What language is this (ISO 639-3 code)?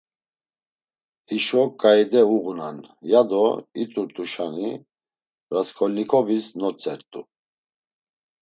lzz